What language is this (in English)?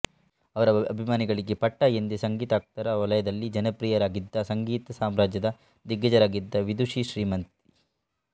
Kannada